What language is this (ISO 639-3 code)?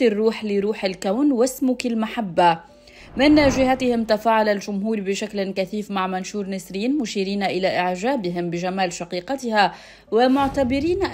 ara